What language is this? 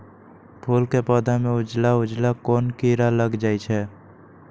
Magahi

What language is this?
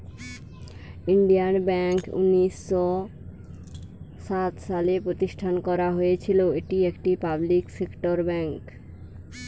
Bangla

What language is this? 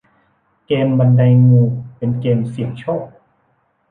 Thai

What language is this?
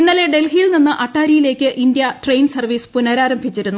Malayalam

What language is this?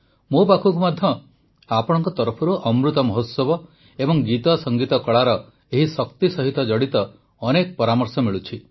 Odia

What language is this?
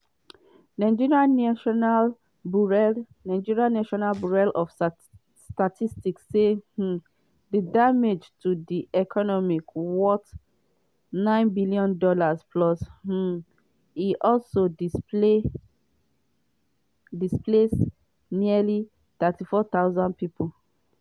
Nigerian Pidgin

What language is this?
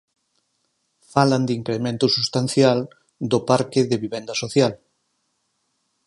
Galician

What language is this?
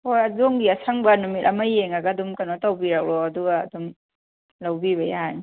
Manipuri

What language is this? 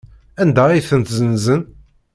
Kabyle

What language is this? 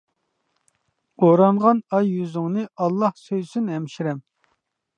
Uyghur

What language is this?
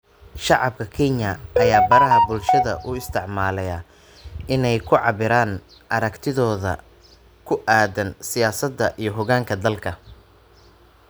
Somali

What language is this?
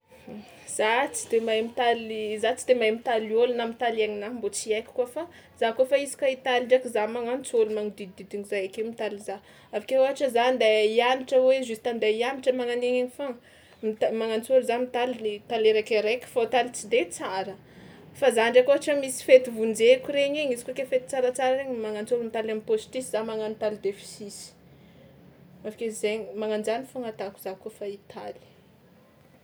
Tsimihety Malagasy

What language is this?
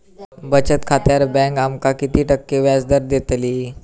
Marathi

